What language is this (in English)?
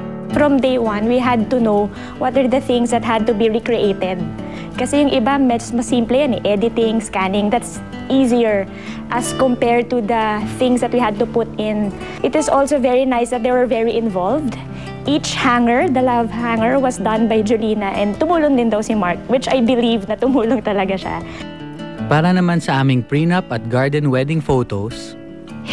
Filipino